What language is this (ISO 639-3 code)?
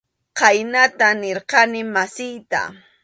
qxu